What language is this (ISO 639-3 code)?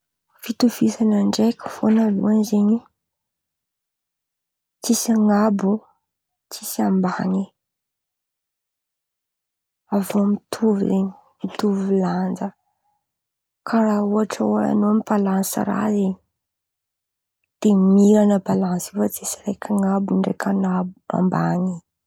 xmv